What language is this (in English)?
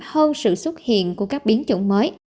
Vietnamese